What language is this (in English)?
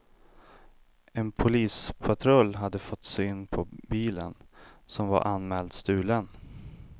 Swedish